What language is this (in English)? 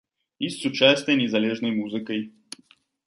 Belarusian